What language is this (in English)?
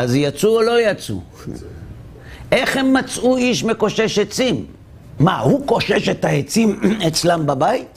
Hebrew